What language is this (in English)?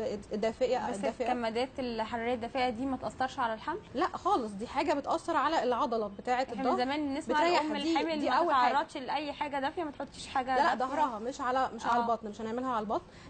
Arabic